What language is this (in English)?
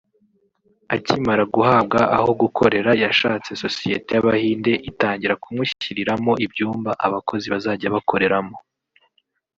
Kinyarwanda